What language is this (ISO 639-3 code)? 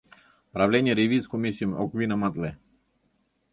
chm